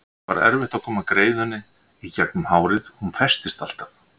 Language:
Icelandic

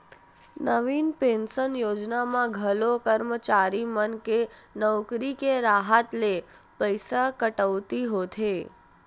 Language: Chhattisgarhi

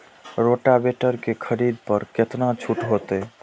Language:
Maithili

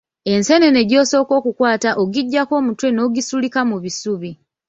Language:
Ganda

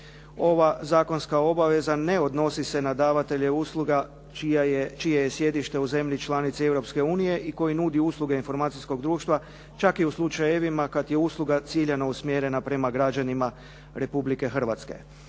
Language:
Croatian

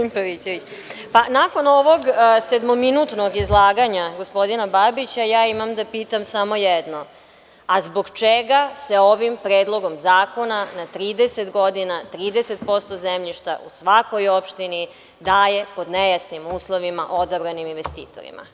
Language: Serbian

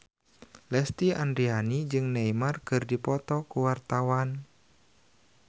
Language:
Sundanese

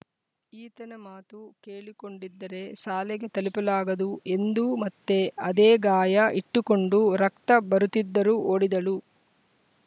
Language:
Kannada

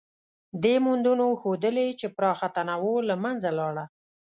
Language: Pashto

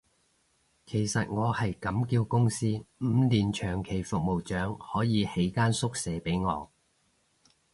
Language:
Cantonese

